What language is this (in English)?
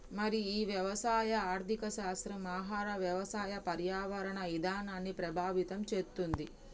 Telugu